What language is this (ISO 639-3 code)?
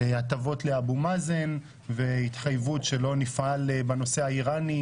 heb